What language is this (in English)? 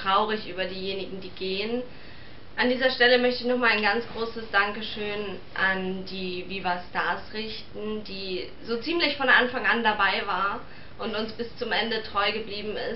German